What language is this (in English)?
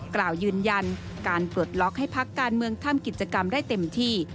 Thai